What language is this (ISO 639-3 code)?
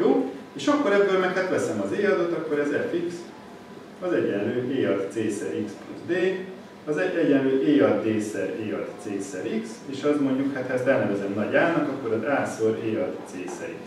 hun